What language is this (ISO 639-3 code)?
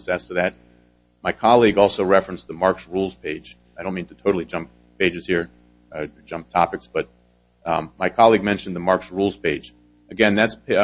eng